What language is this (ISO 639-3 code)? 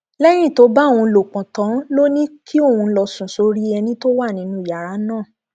yor